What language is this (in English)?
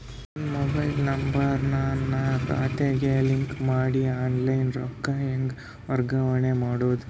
Kannada